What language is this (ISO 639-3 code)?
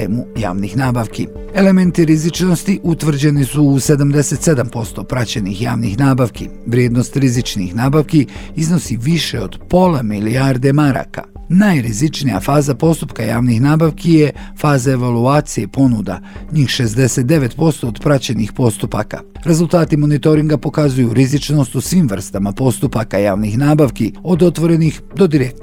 hrv